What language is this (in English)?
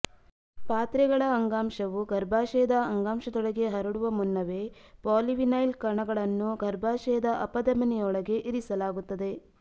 Kannada